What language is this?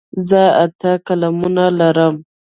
Pashto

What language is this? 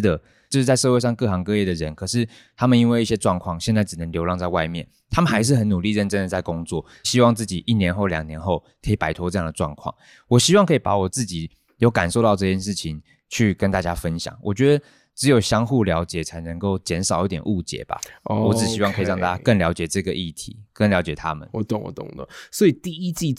Chinese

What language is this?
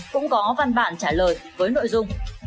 Vietnamese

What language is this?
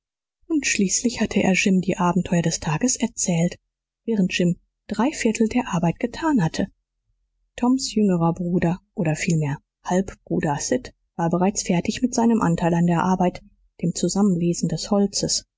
German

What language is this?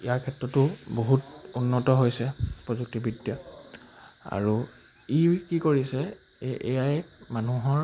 Assamese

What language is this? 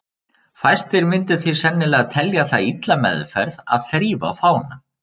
Icelandic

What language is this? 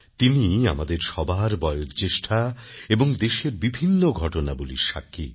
Bangla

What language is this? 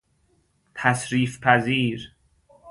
Persian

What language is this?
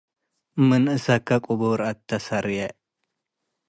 Tigre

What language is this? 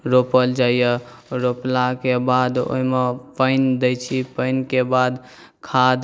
Maithili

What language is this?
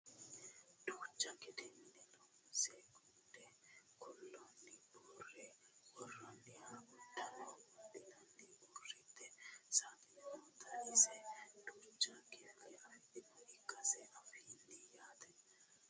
Sidamo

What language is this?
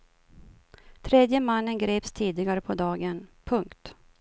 Swedish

